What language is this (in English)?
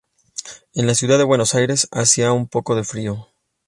Spanish